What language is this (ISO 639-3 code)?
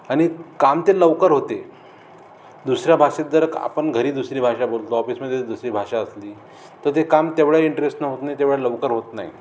mar